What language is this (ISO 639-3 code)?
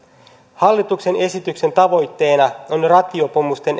fin